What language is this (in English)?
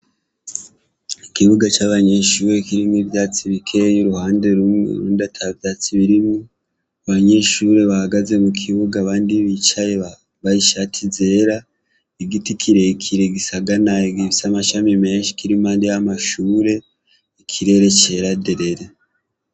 Rundi